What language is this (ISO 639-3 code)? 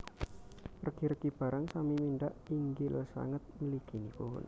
jav